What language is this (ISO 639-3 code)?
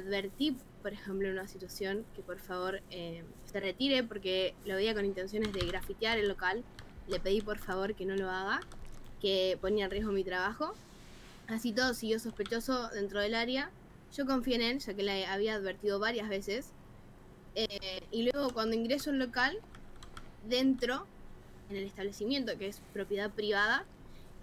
spa